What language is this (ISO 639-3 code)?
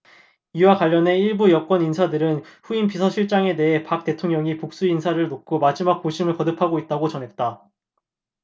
kor